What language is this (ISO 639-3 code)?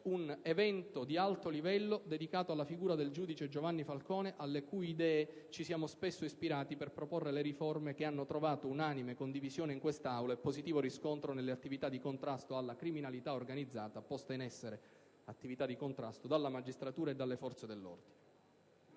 ita